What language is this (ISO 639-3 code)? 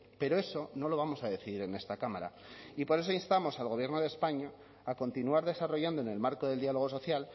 spa